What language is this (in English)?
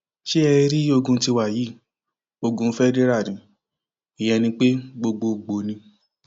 Yoruba